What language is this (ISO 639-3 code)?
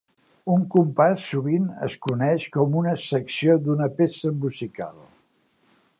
cat